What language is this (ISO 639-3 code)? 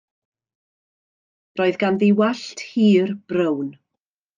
cym